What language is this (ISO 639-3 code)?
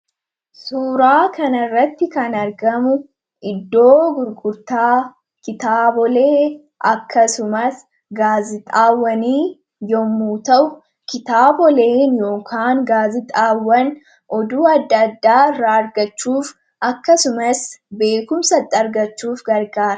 orm